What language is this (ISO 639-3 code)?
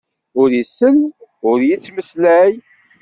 kab